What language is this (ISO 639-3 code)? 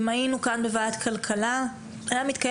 heb